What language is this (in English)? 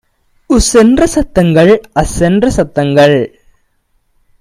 Tamil